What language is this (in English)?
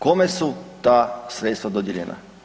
Croatian